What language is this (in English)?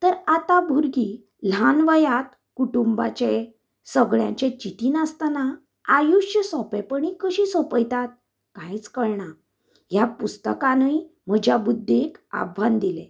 Konkani